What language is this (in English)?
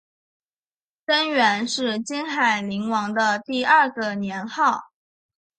Chinese